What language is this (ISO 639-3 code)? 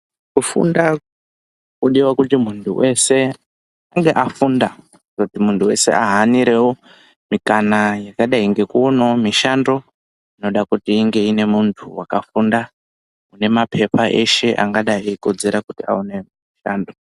ndc